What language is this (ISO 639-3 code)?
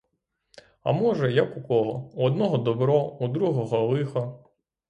ukr